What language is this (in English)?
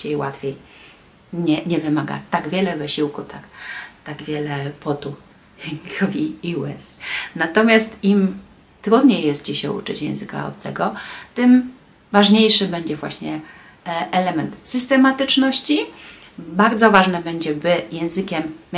Polish